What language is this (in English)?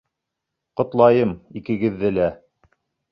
Bashkir